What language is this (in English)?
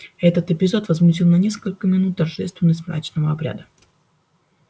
Russian